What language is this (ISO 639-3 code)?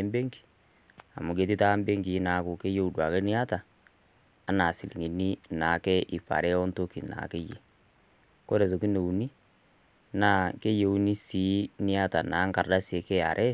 mas